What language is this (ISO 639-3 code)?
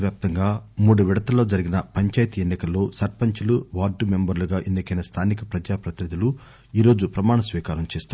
tel